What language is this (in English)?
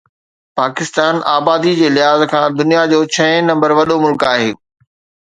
Sindhi